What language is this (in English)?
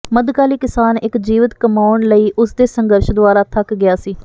Punjabi